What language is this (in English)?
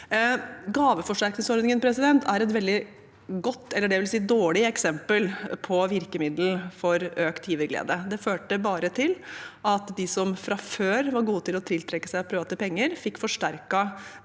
Norwegian